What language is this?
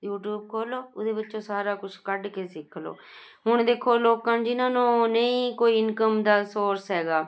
Punjabi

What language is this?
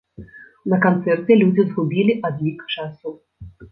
Belarusian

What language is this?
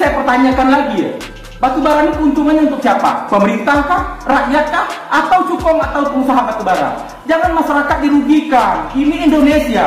Indonesian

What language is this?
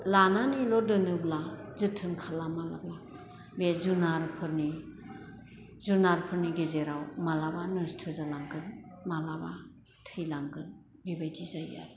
Bodo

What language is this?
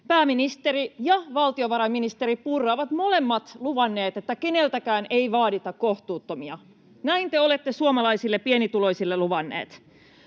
Finnish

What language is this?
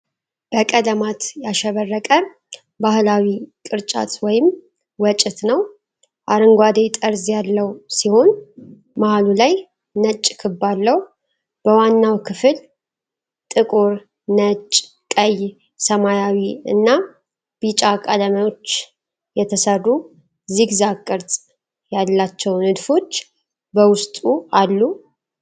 Amharic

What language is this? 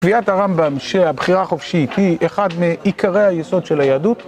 Hebrew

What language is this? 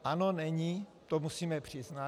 Czech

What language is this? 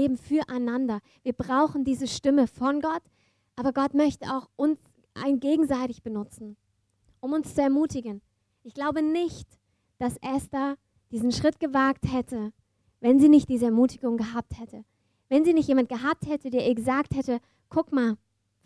German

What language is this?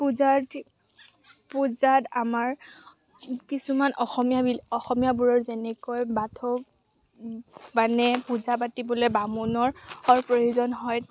Assamese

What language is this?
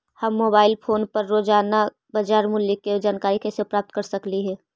Magahi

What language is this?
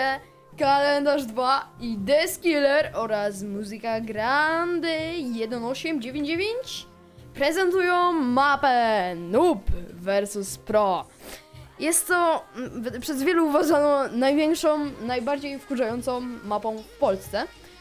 Polish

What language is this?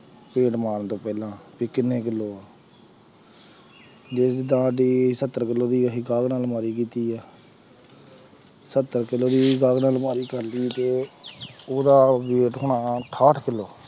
Punjabi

